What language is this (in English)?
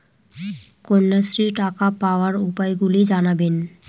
Bangla